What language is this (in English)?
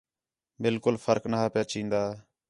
Khetrani